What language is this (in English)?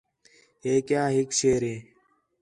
Khetrani